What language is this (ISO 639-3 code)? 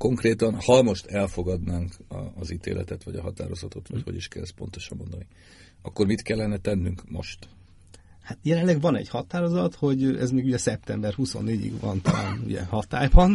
hun